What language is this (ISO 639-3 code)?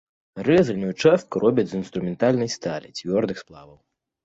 bel